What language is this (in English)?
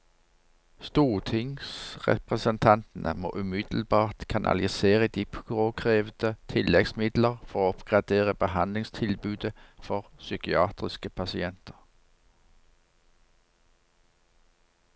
Norwegian